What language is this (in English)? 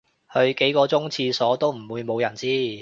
Cantonese